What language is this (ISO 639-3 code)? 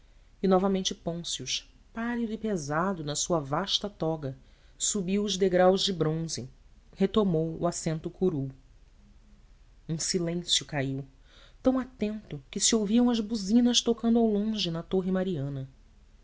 por